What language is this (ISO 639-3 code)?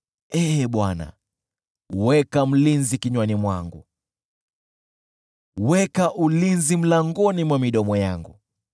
swa